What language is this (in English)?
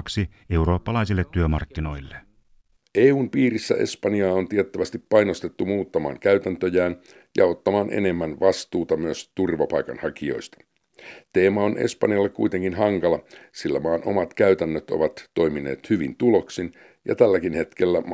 Finnish